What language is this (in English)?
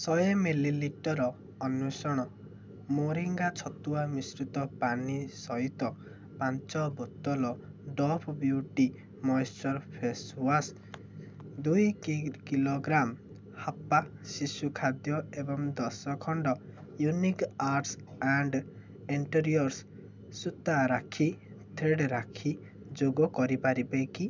Odia